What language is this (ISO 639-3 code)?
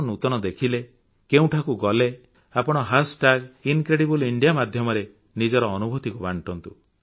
ori